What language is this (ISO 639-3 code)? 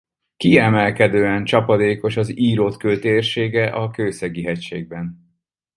hun